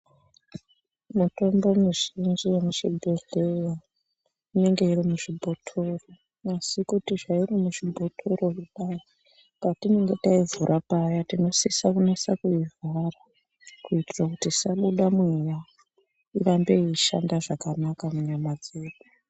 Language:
Ndau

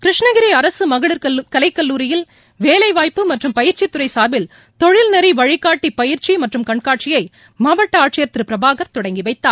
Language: Tamil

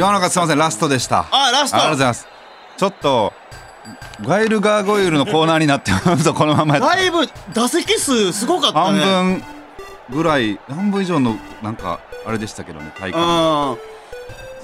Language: Japanese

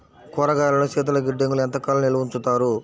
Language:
Telugu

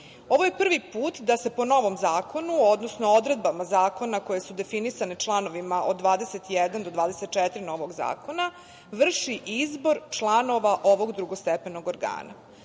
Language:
Serbian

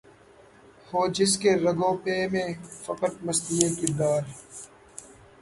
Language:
Urdu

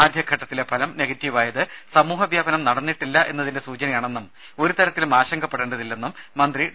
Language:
Malayalam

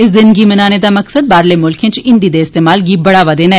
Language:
Dogri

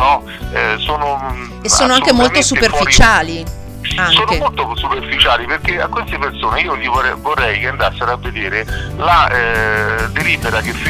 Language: Italian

